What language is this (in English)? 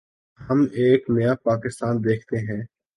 Urdu